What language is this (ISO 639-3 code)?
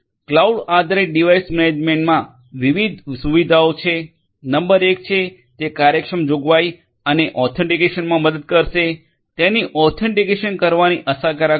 guj